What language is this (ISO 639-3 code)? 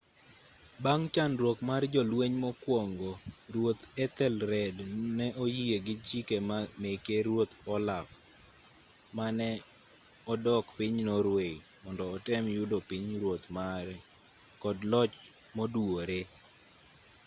luo